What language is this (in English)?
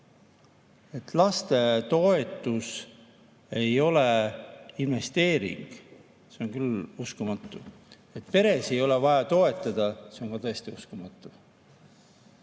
Estonian